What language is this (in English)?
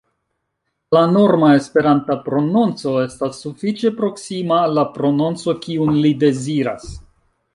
Esperanto